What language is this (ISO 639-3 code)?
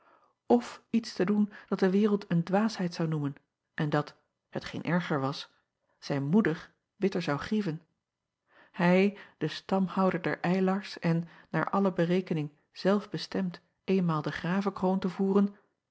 nld